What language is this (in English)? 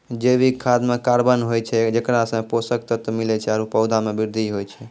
Maithili